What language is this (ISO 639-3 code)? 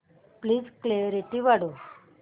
mar